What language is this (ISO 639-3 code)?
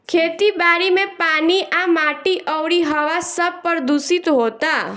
bho